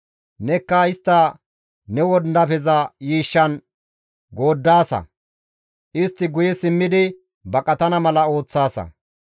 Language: Gamo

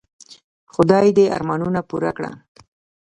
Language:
Pashto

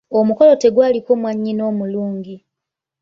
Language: Ganda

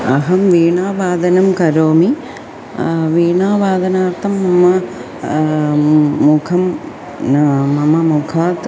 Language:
Sanskrit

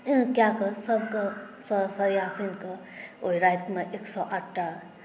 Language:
Maithili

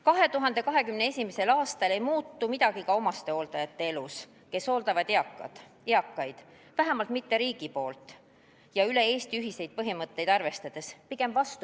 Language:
Estonian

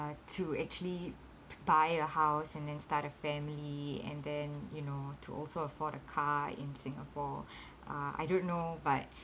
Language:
English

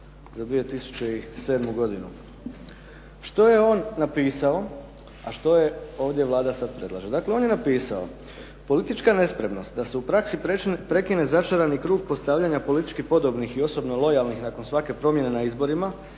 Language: Croatian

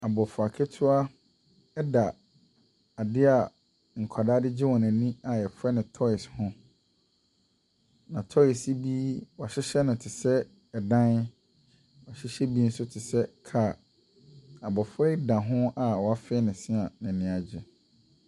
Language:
Akan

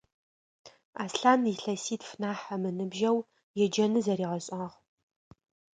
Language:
Adyghe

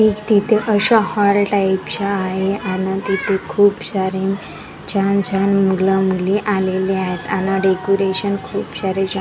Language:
Marathi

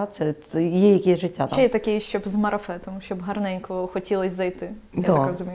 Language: Ukrainian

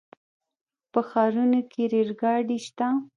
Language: Pashto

